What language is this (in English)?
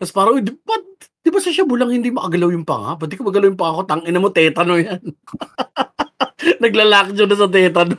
Filipino